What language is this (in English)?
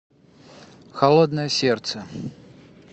Russian